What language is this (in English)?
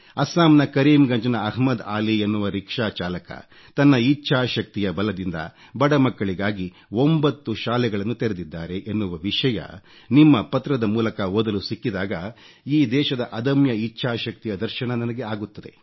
Kannada